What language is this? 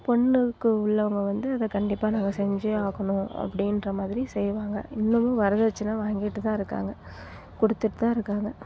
Tamil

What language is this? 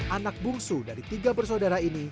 Indonesian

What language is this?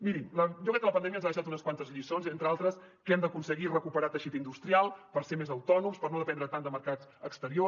Catalan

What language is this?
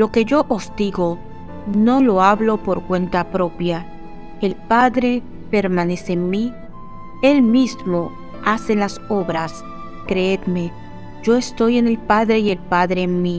Spanish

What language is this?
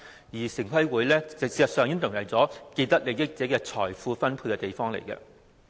Cantonese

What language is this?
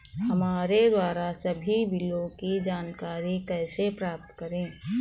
Hindi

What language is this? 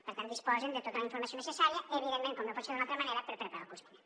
Catalan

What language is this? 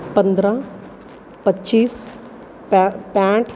Punjabi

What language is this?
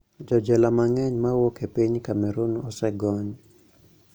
Luo (Kenya and Tanzania)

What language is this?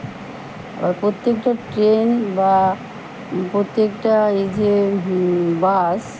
Bangla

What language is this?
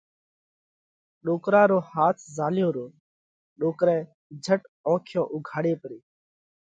Parkari Koli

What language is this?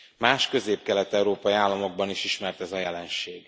Hungarian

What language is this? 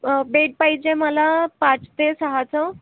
Marathi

